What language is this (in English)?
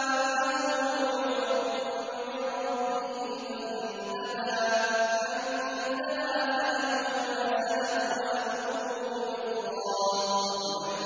Arabic